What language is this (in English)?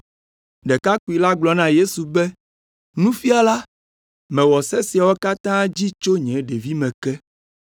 Ewe